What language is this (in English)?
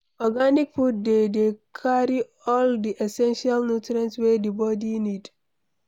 Nigerian Pidgin